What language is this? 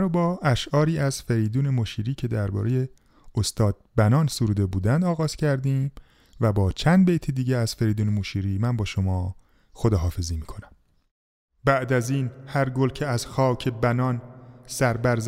Persian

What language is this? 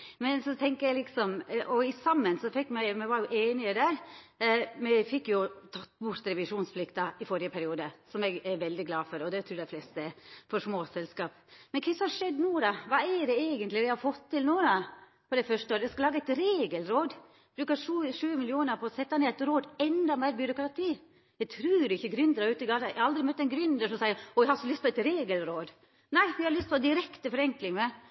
Norwegian Nynorsk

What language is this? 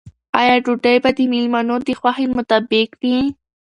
Pashto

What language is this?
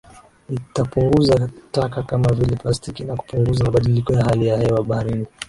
Swahili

